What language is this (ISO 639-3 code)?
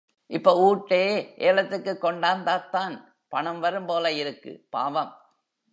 tam